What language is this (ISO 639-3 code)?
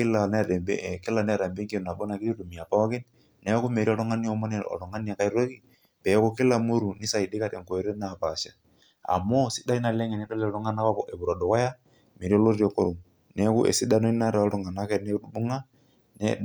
mas